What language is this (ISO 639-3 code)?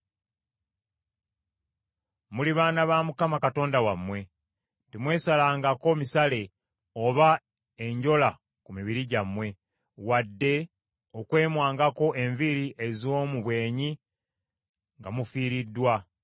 lug